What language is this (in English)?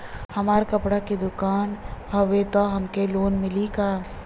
Bhojpuri